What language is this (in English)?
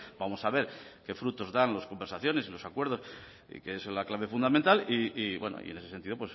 Spanish